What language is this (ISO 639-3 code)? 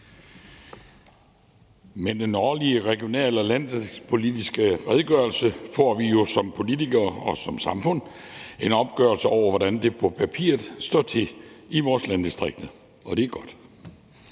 dan